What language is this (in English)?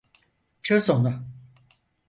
Turkish